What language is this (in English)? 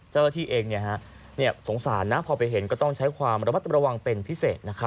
Thai